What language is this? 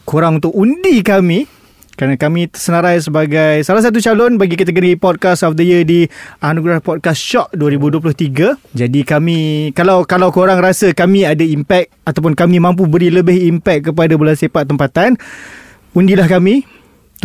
Malay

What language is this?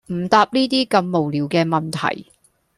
Cantonese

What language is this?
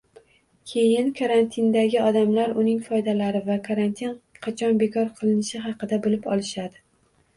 Uzbek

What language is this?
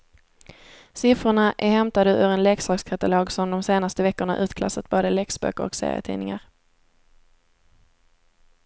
Swedish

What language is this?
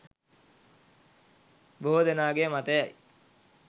Sinhala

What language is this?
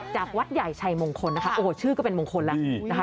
Thai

